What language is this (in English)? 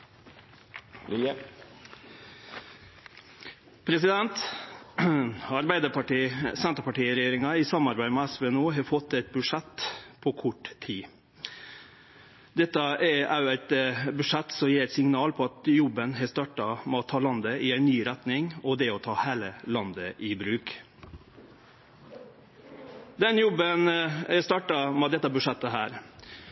Norwegian